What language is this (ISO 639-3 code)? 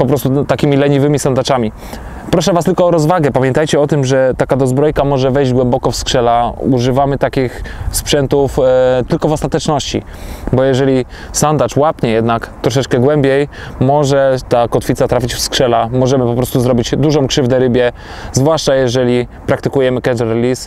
pol